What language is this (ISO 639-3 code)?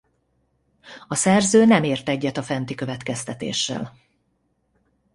hun